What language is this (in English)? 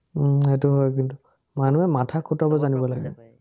Assamese